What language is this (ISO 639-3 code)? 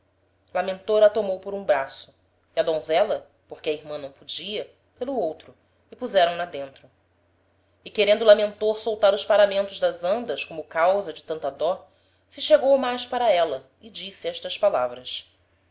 por